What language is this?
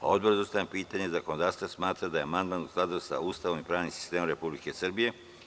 Serbian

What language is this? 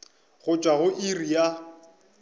Northern Sotho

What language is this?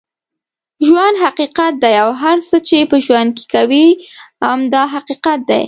Pashto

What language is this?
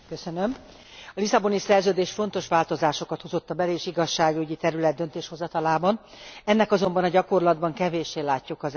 Hungarian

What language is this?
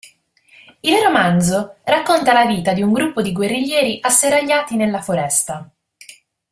Italian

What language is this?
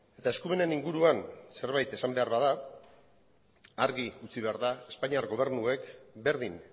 Basque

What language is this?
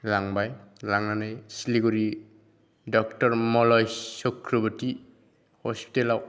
Bodo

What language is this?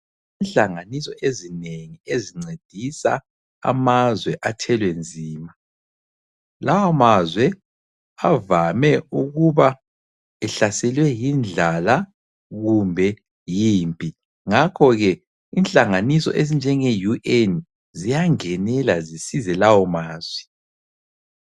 North Ndebele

